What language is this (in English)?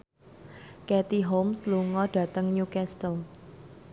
Javanese